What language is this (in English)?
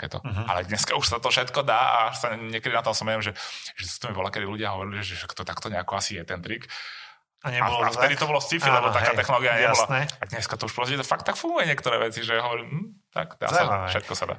Slovak